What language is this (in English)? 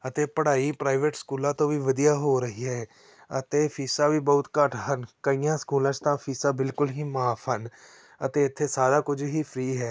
Punjabi